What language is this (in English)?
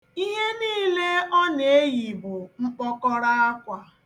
Igbo